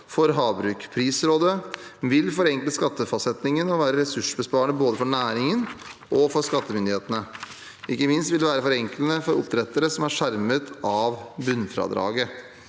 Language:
Norwegian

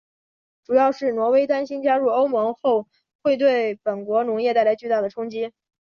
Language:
Chinese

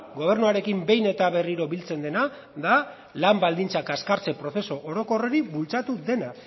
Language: Basque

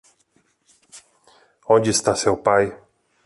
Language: Portuguese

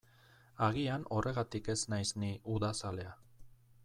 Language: Basque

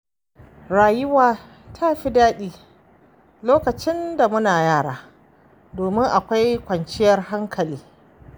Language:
Hausa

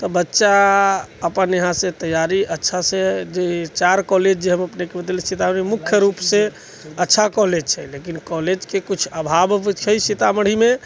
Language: Maithili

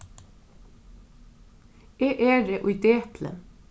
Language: Faroese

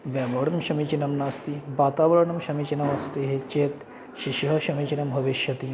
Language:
Sanskrit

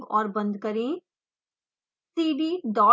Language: Hindi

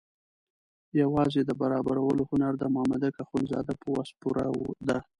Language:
Pashto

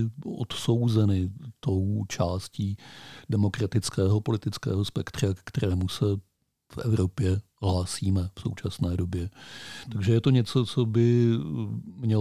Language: Czech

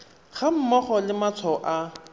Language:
Tswana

